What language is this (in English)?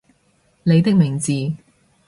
Cantonese